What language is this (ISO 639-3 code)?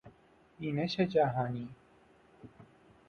fas